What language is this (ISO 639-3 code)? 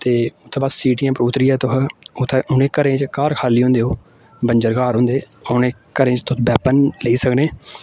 doi